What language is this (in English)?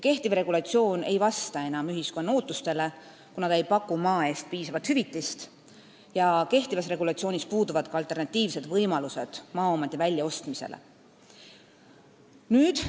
Estonian